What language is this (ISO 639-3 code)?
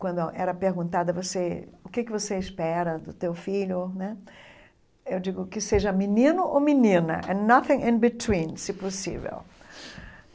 por